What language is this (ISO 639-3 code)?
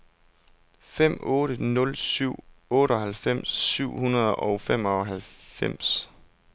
dan